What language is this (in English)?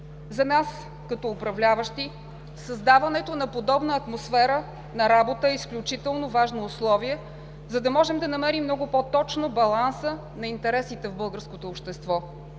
Bulgarian